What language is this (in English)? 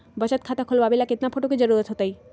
Magahi